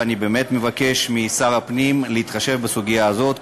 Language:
Hebrew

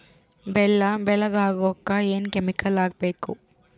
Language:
Kannada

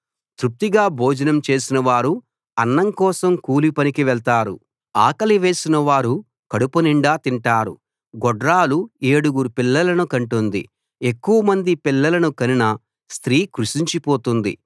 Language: Telugu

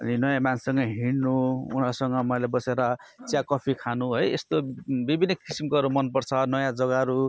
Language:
Nepali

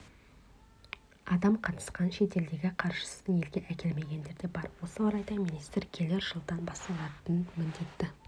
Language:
Kazakh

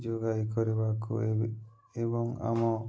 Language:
Odia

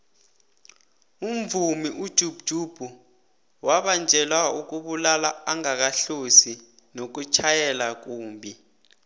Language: South Ndebele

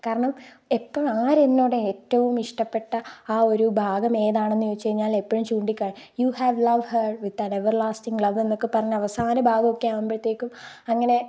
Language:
Malayalam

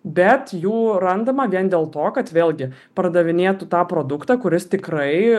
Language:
Lithuanian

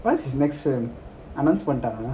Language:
English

